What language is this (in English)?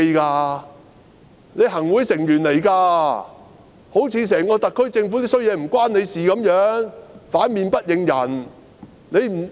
Cantonese